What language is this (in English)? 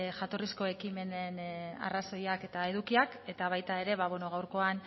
Basque